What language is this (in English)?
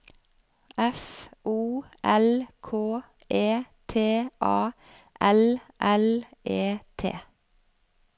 Norwegian